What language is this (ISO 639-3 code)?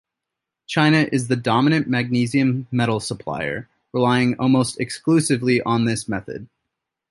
eng